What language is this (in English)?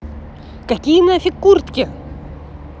Russian